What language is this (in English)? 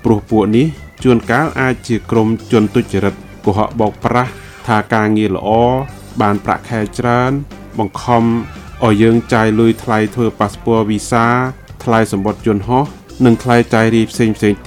Thai